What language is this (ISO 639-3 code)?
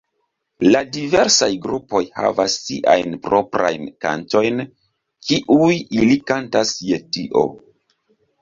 epo